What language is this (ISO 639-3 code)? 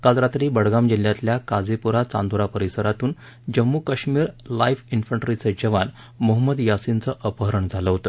mar